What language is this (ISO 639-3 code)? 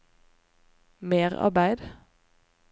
nor